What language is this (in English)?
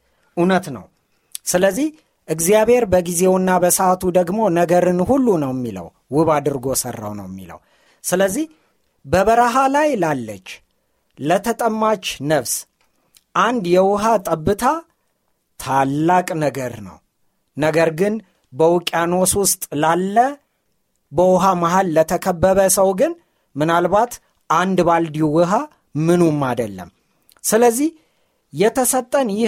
Amharic